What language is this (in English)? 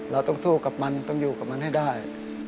Thai